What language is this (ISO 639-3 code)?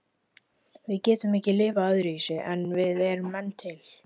isl